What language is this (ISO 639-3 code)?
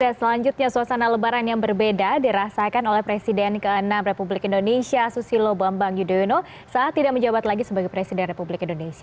ind